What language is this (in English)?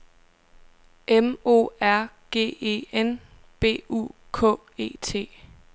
Danish